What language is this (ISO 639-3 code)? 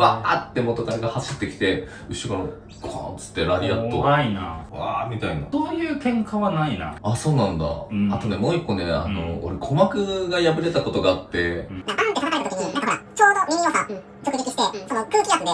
jpn